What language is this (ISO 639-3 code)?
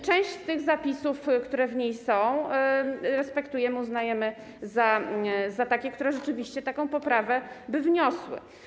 pol